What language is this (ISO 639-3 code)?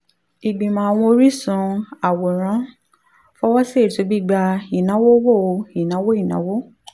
yor